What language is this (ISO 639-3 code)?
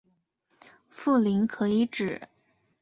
zho